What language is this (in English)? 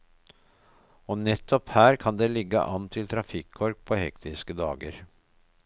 Norwegian